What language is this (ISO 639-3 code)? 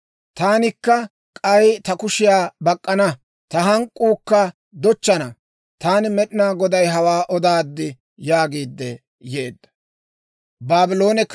dwr